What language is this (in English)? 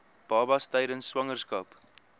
Afrikaans